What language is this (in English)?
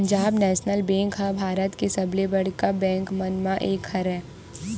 Chhattisgarhi